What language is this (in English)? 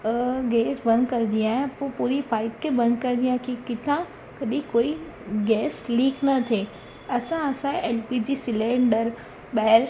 Sindhi